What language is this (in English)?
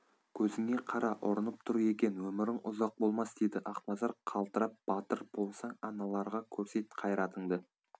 Kazakh